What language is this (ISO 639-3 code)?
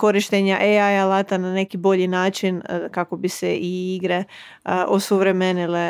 hrv